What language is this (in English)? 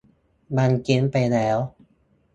Thai